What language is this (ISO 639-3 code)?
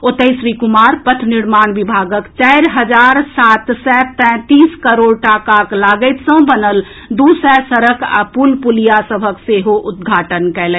mai